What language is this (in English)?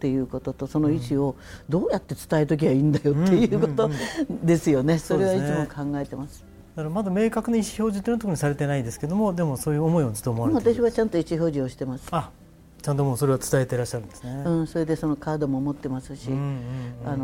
Japanese